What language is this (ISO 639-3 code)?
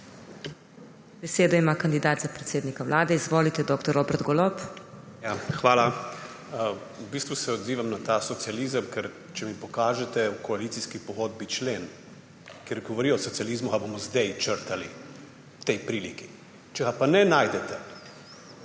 slv